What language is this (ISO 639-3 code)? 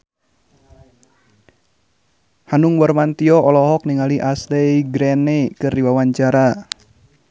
sun